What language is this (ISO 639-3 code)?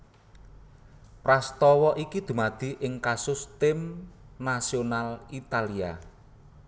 jav